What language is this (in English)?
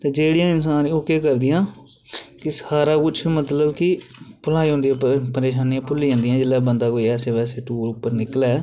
Dogri